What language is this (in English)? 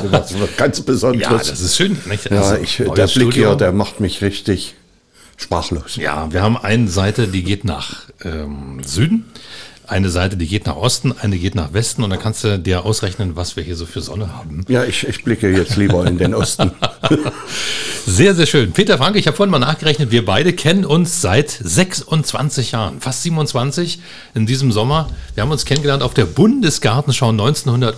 German